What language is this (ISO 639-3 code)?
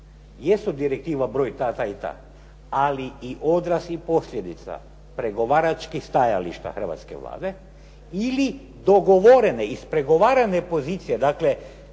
hrv